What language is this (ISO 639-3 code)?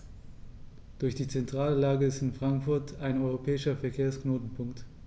deu